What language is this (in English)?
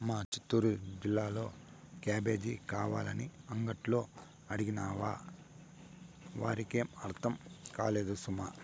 Telugu